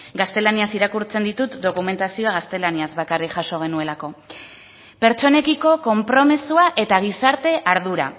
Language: Basque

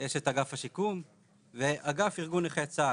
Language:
Hebrew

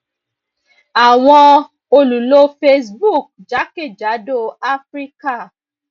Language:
Yoruba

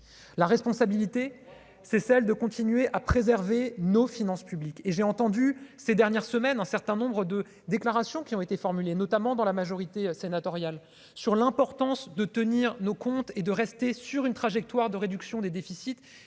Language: French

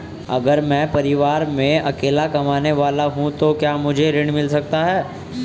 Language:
Hindi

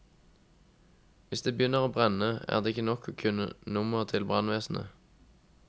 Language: Norwegian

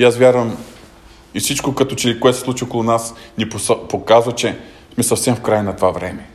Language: Bulgarian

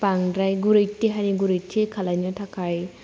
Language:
Bodo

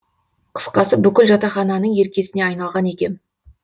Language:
Kazakh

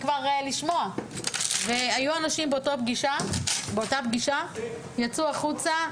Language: Hebrew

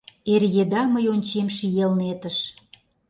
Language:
Mari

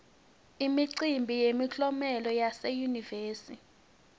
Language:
Swati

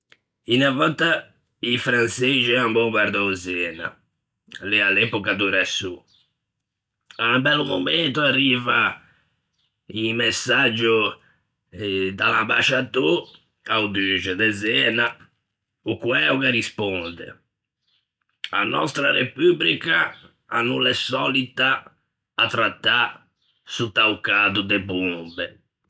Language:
Ligurian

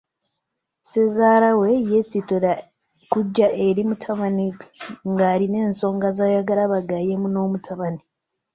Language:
Ganda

